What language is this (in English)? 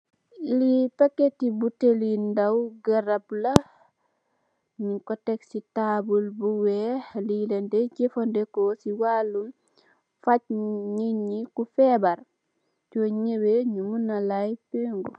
Wolof